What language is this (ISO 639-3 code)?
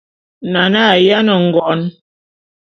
bum